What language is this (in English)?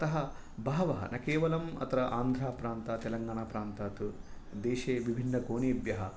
Sanskrit